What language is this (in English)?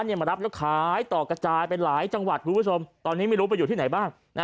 Thai